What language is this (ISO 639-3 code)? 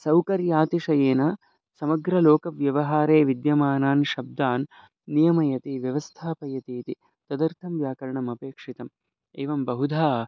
san